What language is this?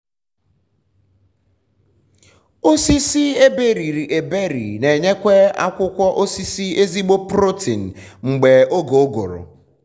Igbo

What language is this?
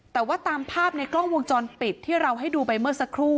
Thai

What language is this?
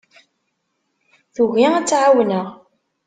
Kabyle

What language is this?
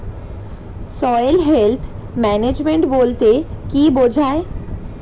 Bangla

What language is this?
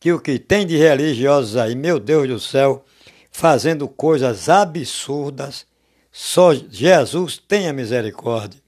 Portuguese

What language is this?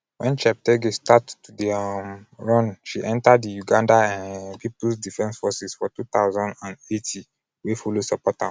Nigerian Pidgin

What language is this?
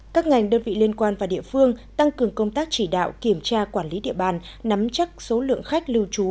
Vietnamese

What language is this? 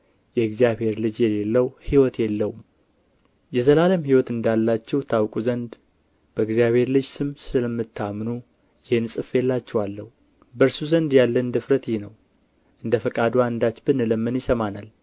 Amharic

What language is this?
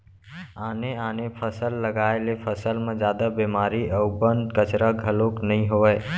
Chhattisgarhi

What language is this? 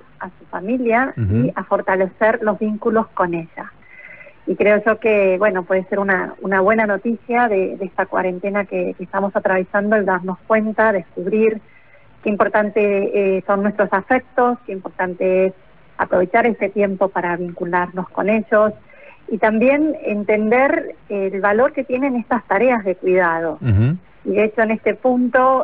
Spanish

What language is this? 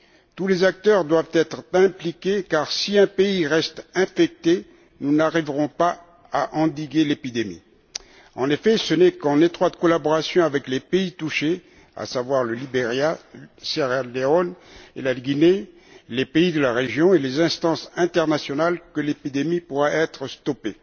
French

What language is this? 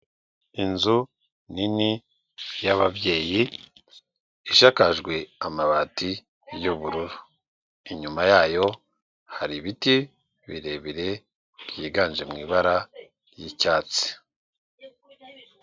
Kinyarwanda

